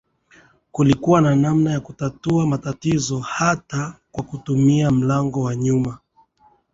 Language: Swahili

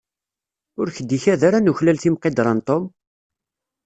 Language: Kabyle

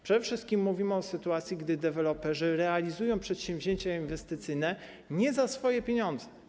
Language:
Polish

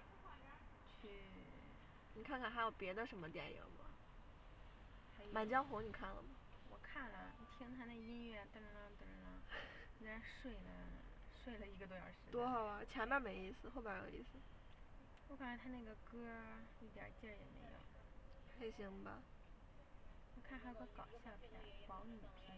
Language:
Chinese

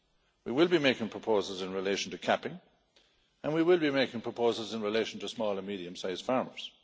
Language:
English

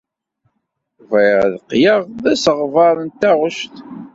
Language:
Kabyle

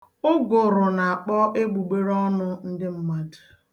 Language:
Igbo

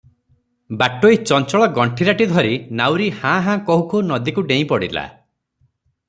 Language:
Odia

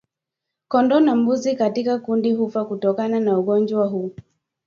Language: Swahili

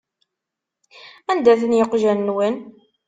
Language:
Kabyle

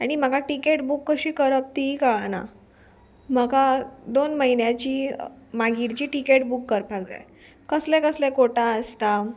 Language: Konkani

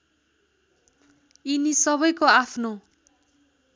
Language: Nepali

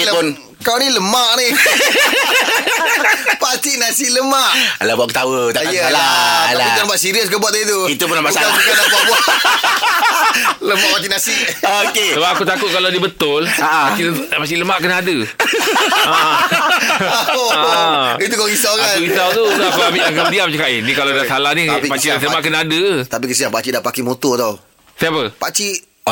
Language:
Malay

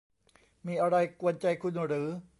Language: Thai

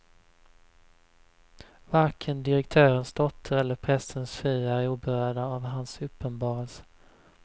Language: Swedish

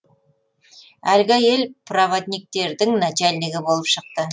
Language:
Kazakh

